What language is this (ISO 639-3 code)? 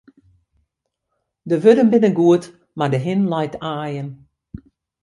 fry